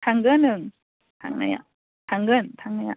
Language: Bodo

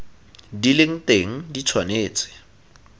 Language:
Tswana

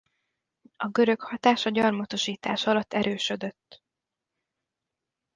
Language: Hungarian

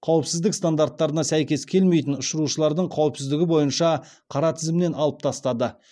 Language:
Kazakh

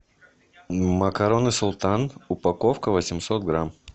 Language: Russian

